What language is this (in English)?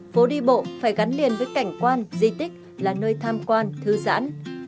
Vietnamese